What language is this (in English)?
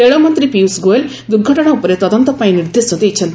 Odia